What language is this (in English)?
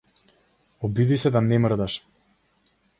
Macedonian